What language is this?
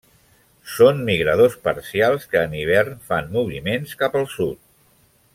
Catalan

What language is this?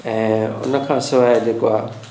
Sindhi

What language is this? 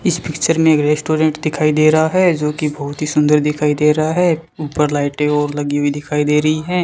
Hindi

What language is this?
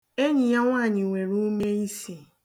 Igbo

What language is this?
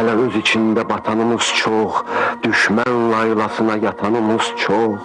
Turkish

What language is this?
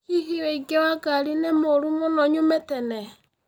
Kikuyu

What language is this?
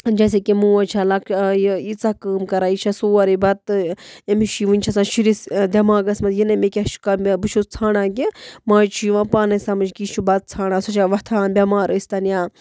Kashmiri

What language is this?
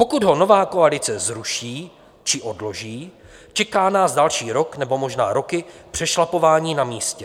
Czech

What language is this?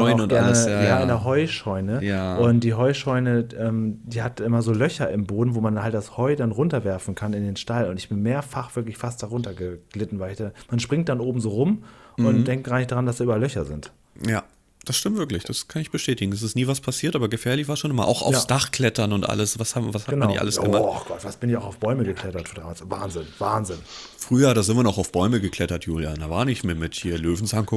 German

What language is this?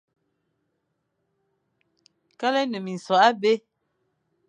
Fang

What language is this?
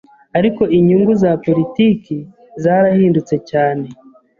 Kinyarwanda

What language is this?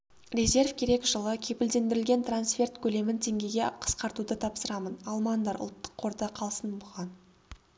Kazakh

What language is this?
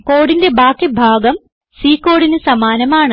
Malayalam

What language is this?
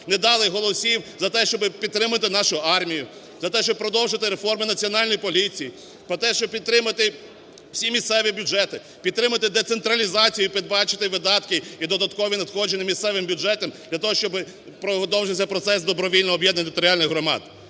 Ukrainian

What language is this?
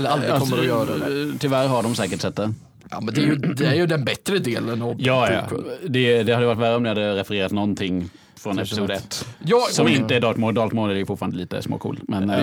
Swedish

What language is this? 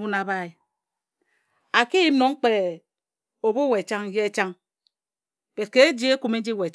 Ejagham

